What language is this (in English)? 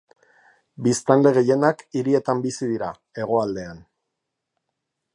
Basque